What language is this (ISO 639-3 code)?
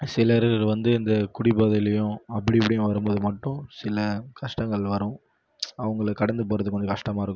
tam